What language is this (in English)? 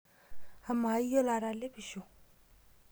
Masai